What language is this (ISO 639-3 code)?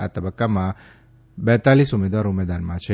guj